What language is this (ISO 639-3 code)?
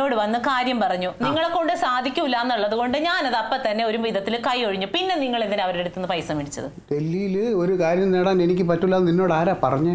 mal